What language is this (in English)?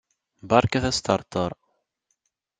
Kabyle